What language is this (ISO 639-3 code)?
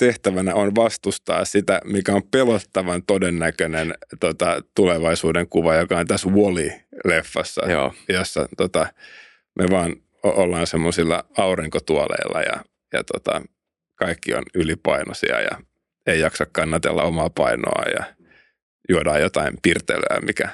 fin